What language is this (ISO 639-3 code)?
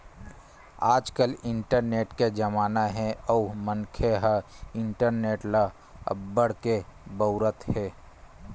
hne